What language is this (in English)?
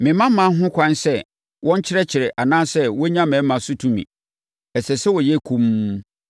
Akan